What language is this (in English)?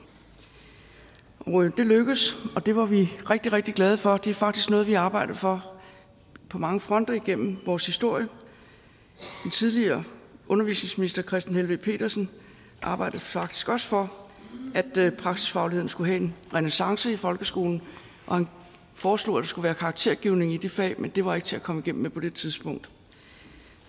Danish